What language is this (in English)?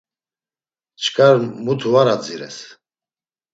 Laz